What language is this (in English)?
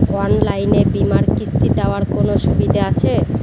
Bangla